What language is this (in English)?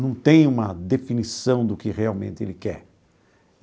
Portuguese